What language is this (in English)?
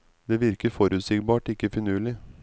Norwegian